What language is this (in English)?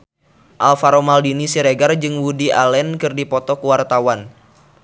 Sundanese